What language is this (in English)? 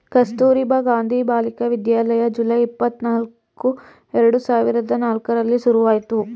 Kannada